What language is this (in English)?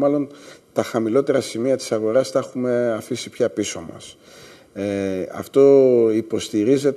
Greek